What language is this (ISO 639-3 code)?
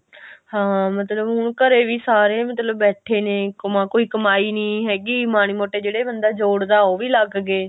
pan